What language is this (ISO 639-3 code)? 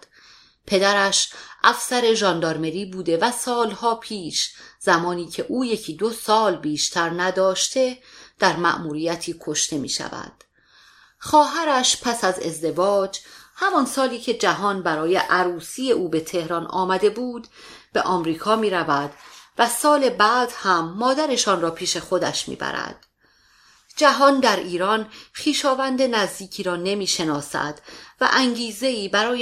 fas